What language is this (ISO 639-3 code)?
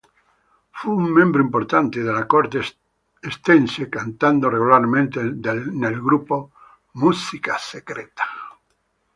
ita